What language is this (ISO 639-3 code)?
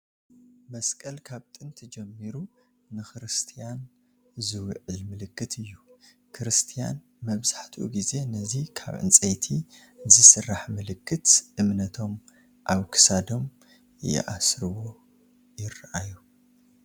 tir